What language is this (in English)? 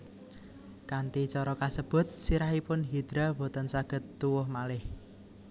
Javanese